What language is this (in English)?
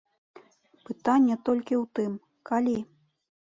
Belarusian